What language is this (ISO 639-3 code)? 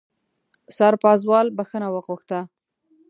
pus